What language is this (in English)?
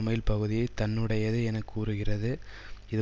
Tamil